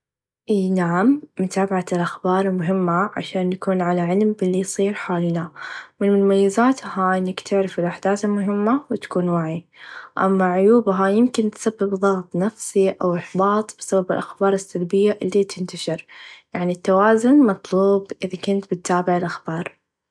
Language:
Najdi Arabic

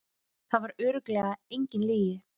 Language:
Icelandic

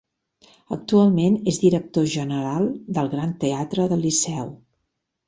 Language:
Catalan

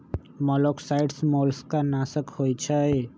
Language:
Magahi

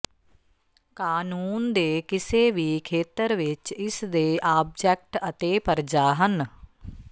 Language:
Punjabi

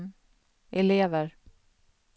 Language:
Swedish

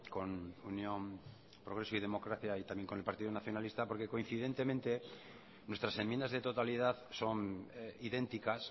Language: Spanish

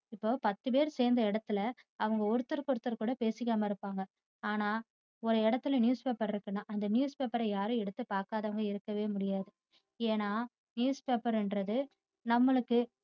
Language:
Tamil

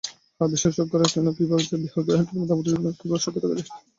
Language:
Bangla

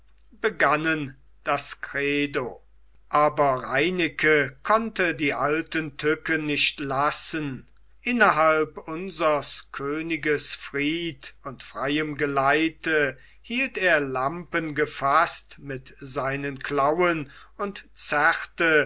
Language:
German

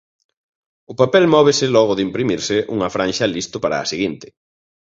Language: Galician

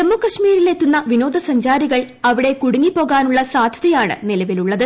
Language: Malayalam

